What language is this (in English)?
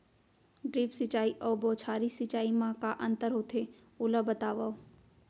Chhattisgarhi